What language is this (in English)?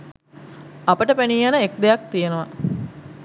Sinhala